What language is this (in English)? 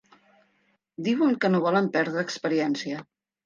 Catalan